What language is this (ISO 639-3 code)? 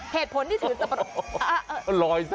tha